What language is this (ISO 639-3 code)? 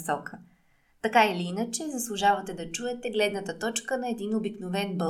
bul